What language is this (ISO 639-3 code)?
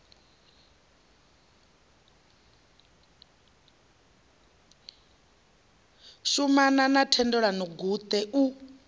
ven